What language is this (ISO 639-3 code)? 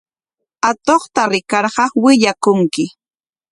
qwa